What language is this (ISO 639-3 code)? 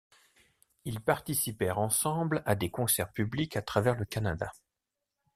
fra